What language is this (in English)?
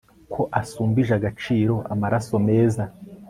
Kinyarwanda